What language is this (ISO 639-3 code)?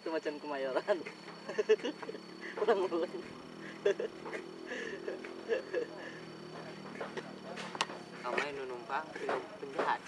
ind